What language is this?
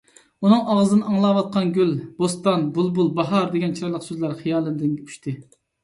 Uyghur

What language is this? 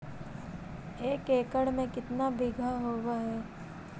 Magahi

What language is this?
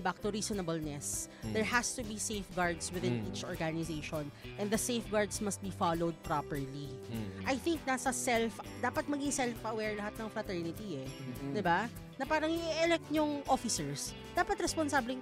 Filipino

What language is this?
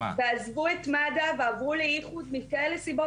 Hebrew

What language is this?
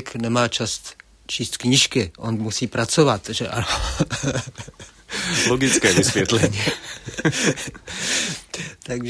Czech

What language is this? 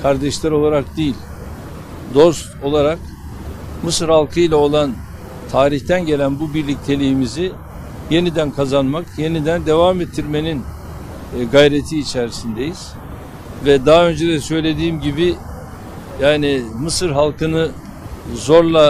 Turkish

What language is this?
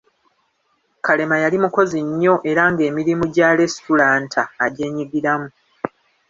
Ganda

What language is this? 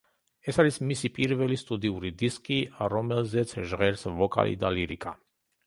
Georgian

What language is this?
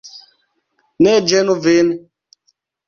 Esperanto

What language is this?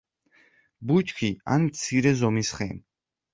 Georgian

